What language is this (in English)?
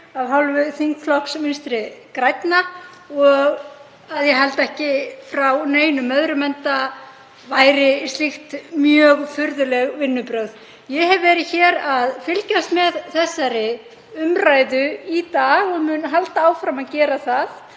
Icelandic